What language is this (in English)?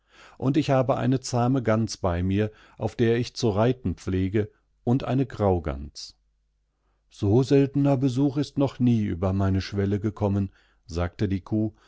German